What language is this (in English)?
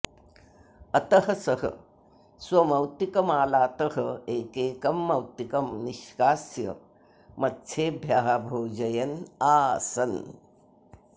Sanskrit